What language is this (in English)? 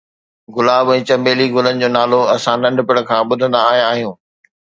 Sindhi